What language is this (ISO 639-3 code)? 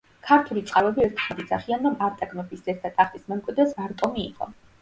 kat